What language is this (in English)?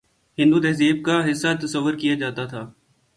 Urdu